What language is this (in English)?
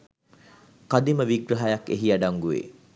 Sinhala